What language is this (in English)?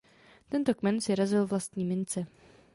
Czech